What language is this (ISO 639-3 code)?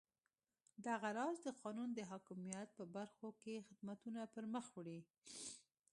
pus